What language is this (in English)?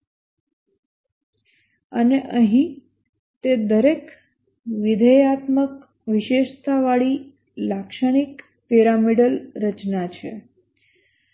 Gujarati